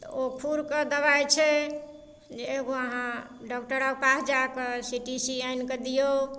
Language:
Maithili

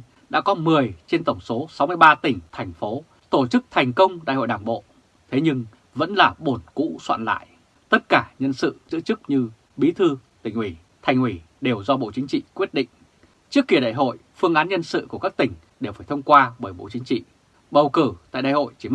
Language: Vietnamese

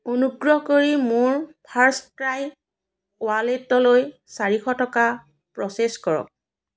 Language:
Assamese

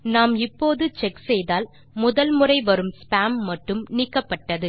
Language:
Tamil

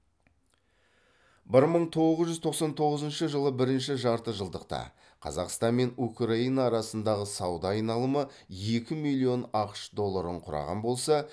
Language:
Kazakh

